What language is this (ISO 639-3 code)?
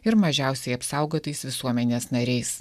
lit